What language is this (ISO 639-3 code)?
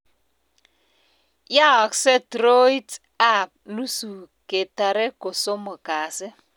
kln